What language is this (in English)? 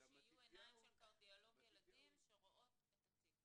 Hebrew